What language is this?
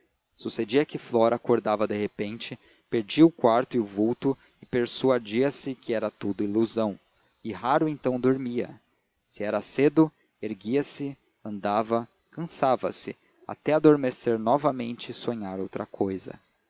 Portuguese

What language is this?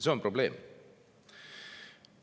Estonian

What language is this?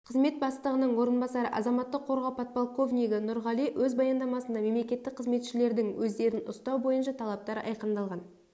Kazakh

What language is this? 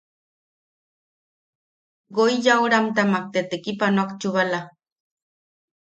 Yaqui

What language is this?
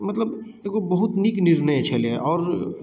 Maithili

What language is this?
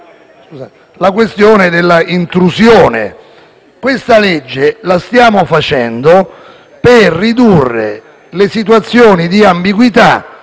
Italian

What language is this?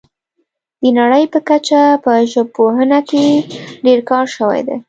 Pashto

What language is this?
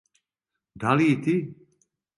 Serbian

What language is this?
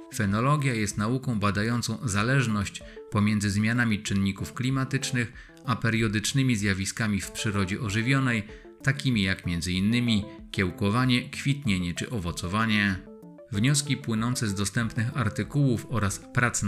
Polish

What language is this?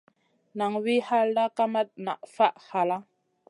Masana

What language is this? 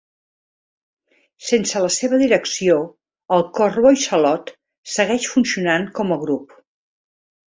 Catalan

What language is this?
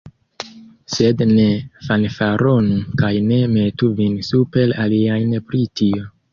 Esperanto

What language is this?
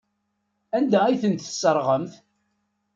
Kabyle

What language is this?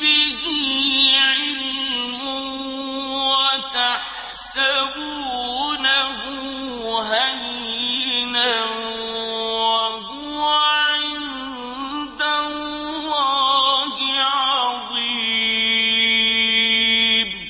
Arabic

